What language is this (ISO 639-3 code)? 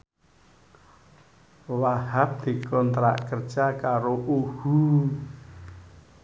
jav